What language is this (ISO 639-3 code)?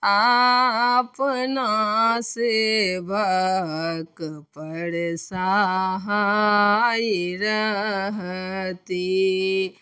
mai